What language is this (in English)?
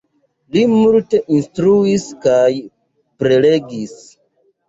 Esperanto